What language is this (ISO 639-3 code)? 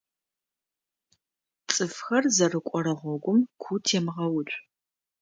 ady